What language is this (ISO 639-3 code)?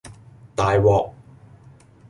yue